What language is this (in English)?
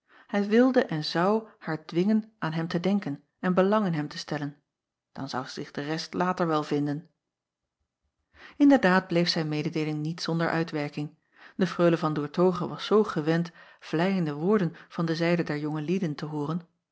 Dutch